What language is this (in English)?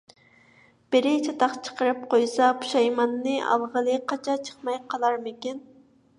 Uyghur